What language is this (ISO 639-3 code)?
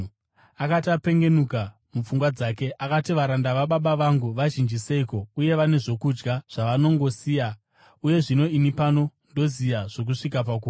sna